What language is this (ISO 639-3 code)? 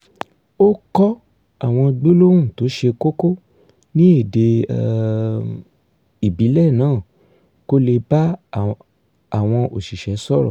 yor